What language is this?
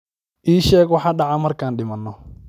Somali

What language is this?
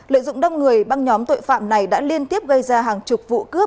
Vietnamese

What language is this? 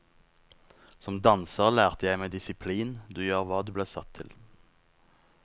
Norwegian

